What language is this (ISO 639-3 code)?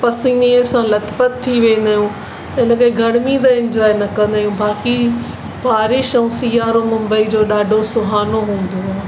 snd